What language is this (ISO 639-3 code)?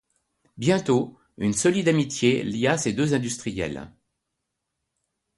fra